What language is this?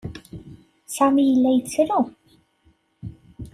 Kabyle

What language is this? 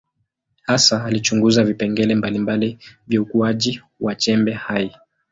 Swahili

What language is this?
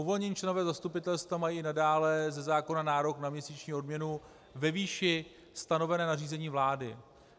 Czech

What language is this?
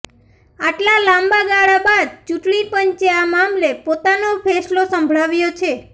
Gujarati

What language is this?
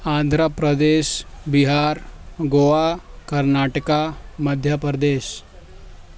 Urdu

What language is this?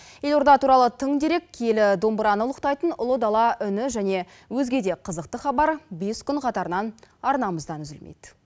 Kazakh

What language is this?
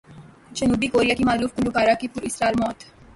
Urdu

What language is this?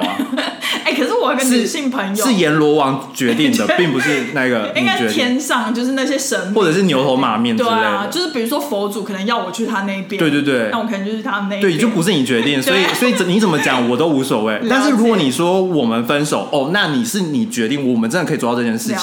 Chinese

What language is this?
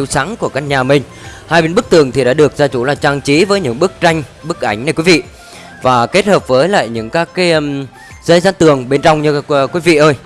Vietnamese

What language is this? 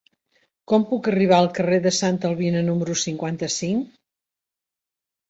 Catalan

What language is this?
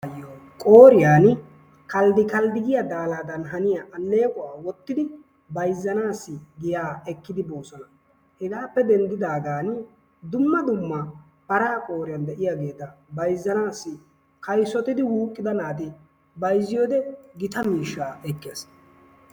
Wolaytta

